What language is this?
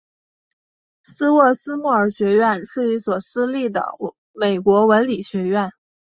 Chinese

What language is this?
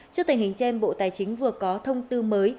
Vietnamese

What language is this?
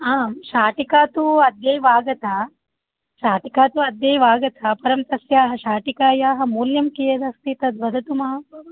Sanskrit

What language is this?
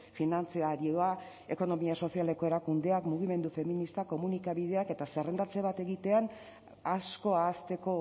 Basque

